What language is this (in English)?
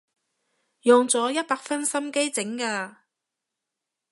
Cantonese